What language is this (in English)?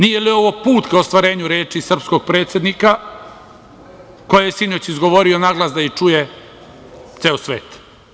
Serbian